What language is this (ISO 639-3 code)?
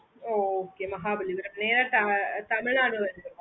tam